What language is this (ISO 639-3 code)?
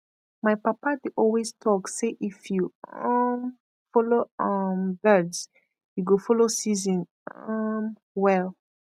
pcm